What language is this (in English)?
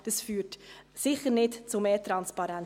Swiss German